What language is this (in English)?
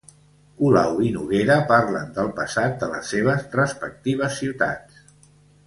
Catalan